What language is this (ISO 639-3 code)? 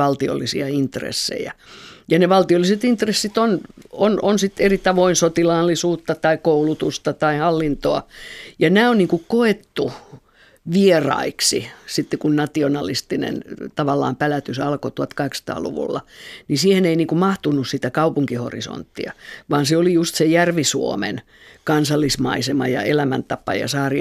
fin